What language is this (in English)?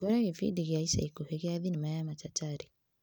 Kikuyu